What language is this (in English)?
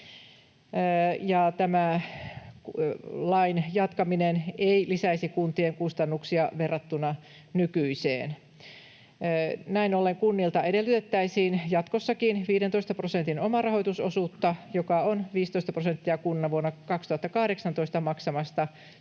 Finnish